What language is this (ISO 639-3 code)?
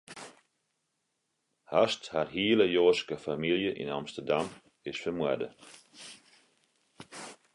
fry